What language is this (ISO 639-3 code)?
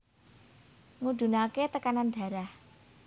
jav